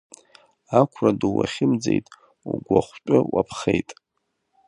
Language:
Abkhazian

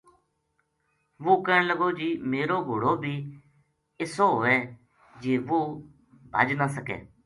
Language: Gujari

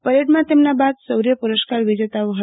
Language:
Gujarati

